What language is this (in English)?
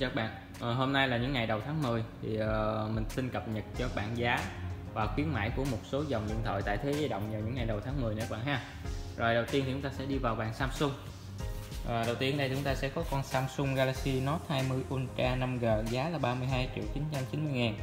Vietnamese